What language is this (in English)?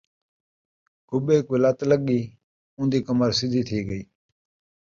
Saraiki